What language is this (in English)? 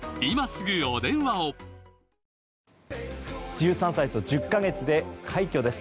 Japanese